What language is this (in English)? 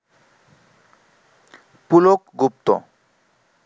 Bangla